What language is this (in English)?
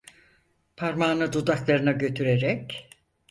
Turkish